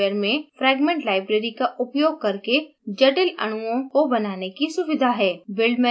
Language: Hindi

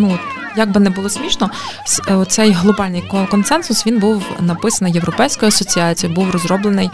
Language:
Ukrainian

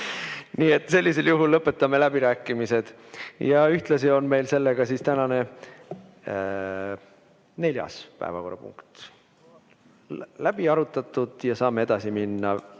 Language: Estonian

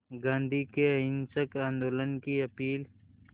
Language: Hindi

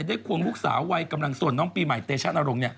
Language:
Thai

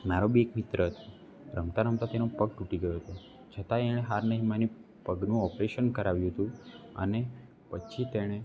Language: Gujarati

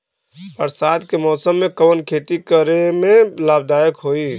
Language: Bhojpuri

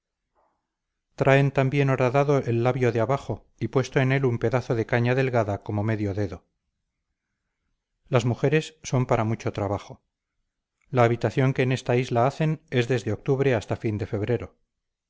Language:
Spanish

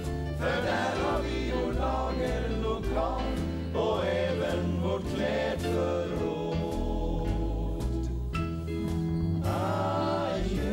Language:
Swedish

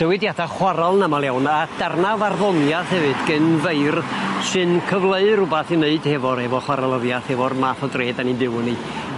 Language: Welsh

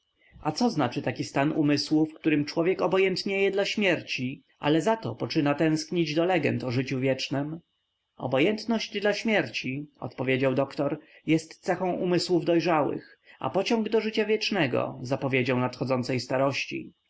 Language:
Polish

